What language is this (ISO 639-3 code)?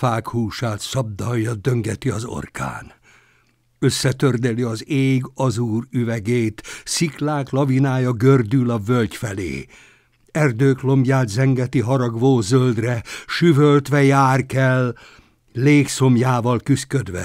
hun